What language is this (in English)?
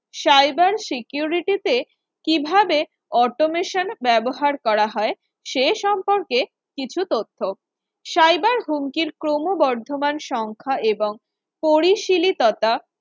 Bangla